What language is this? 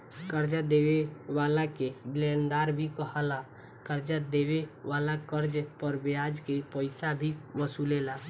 Bhojpuri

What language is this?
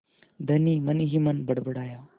Hindi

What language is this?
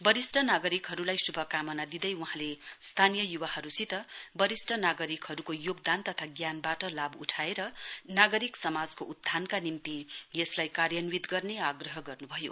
Nepali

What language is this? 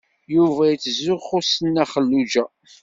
Kabyle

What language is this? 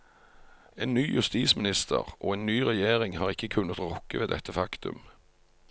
Norwegian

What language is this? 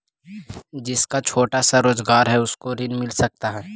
Magahi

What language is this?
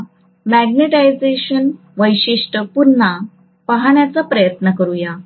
Marathi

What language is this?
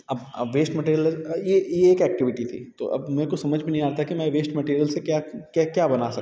Hindi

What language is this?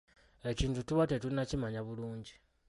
Ganda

